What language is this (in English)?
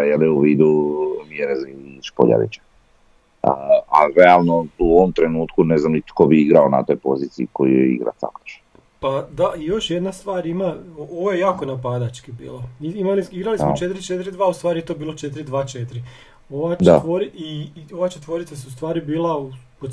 Croatian